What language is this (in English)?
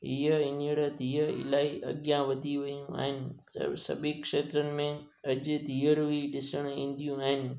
Sindhi